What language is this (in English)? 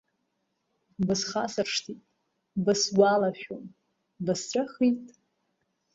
Abkhazian